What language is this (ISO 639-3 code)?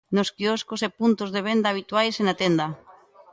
glg